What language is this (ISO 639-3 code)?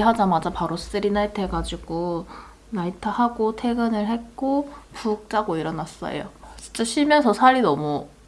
kor